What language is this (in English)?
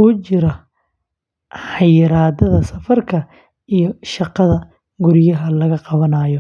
Somali